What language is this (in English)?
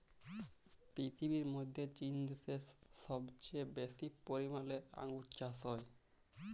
Bangla